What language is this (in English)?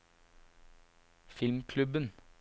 Norwegian